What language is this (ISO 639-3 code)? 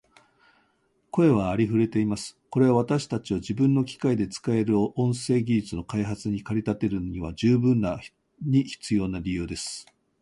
jpn